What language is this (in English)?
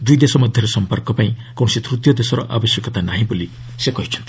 Odia